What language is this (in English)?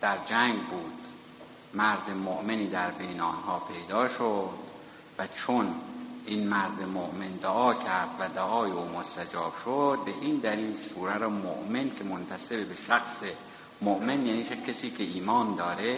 Persian